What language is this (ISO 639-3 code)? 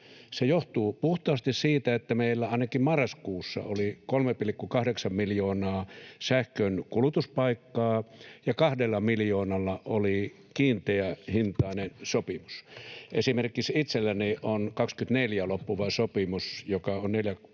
fin